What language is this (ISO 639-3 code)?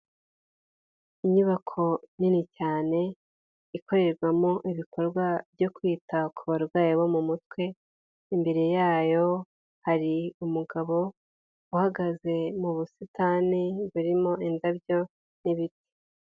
kin